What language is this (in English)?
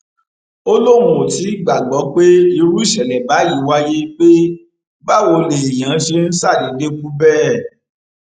Yoruba